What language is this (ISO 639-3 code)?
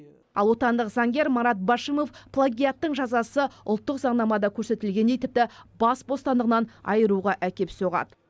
kaz